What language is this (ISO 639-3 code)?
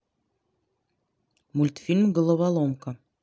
rus